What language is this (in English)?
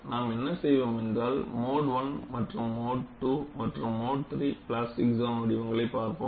Tamil